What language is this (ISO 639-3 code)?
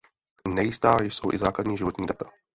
ces